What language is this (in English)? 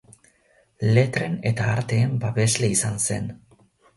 Basque